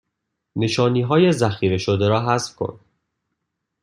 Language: Persian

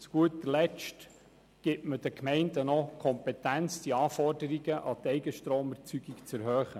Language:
Swiss German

